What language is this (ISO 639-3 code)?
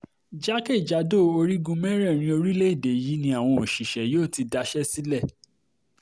yor